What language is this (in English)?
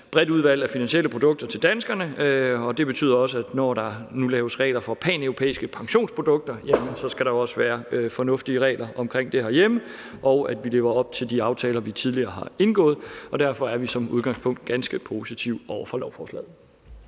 Danish